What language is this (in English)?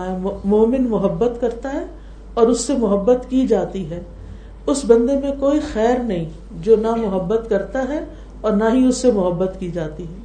Urdu